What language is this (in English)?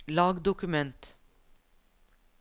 Norwegian